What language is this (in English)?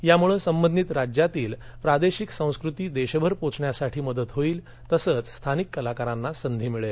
Marathi